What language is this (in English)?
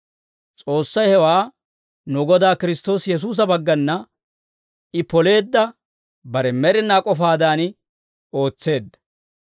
Dawro